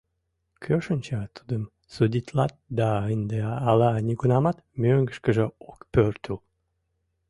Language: Mari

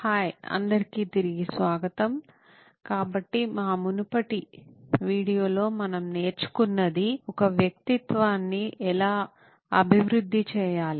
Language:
Telugu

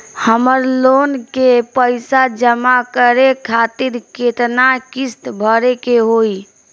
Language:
Bhojpuri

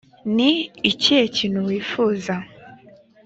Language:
Kinyarwanda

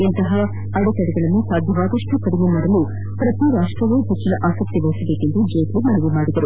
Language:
Kannada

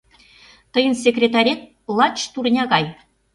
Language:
Mari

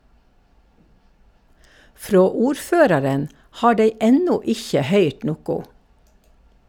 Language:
Norwegian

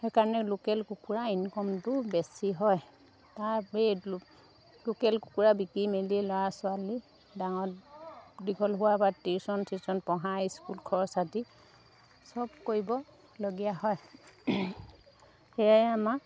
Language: Assamese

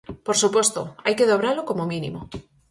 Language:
Galician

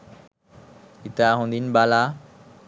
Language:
Sinhala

